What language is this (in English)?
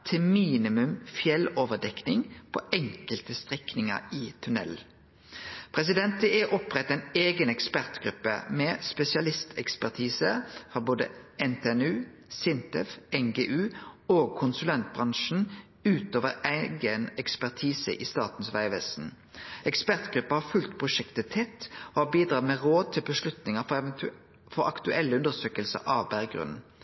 Norwegian Nynorsk